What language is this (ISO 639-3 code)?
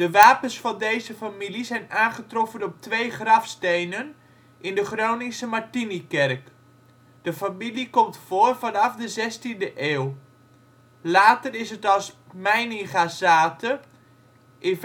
nld